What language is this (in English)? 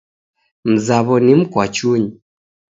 Taita